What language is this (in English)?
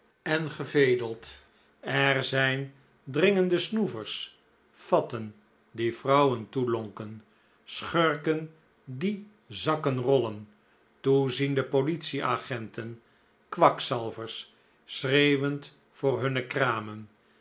Dutch